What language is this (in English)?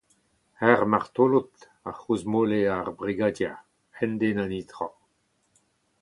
Breton